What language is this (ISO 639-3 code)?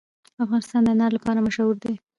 pus